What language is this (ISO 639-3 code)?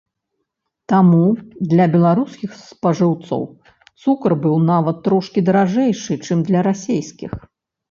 bel